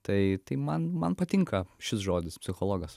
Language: Lithuanian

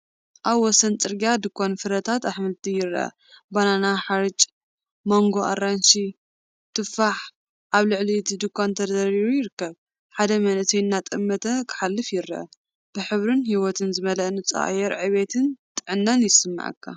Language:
Tigrinya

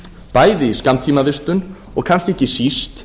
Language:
Icelandic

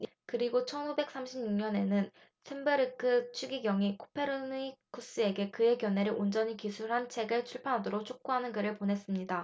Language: Korean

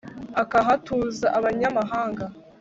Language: Kinyarwanda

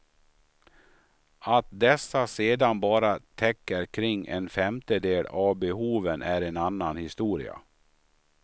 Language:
Swedish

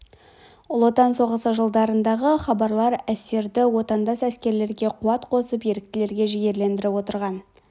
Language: Kazakh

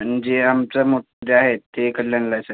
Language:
Marathi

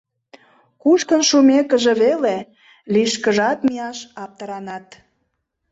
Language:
Mari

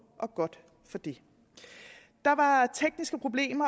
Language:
Danish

